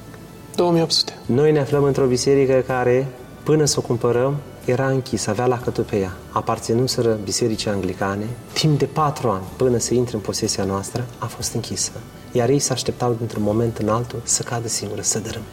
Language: Romanian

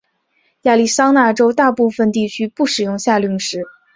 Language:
Chinese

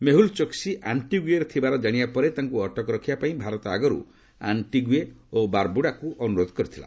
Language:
Odia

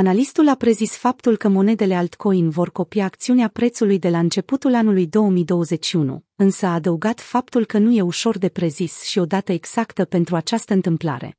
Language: Romanian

